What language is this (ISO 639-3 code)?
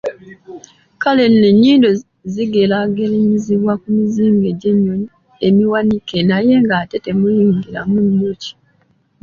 lug